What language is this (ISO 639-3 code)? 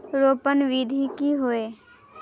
mag